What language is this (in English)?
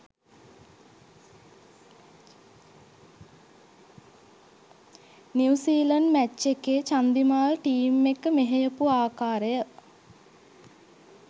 Sinhala